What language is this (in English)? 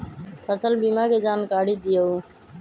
Magahi